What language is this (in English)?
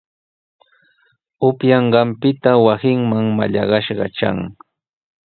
Sihuas Ancash Quechua